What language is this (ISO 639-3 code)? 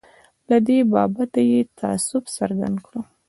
pus